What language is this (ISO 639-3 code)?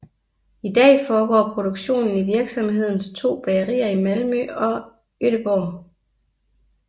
dan